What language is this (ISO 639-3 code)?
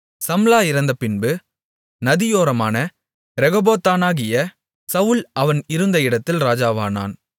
tam